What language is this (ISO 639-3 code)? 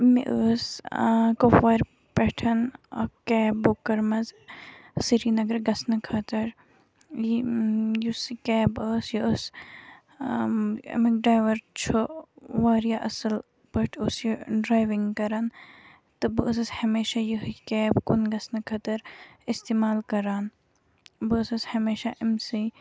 kas